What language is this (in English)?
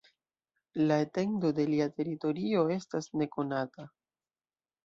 Esperanto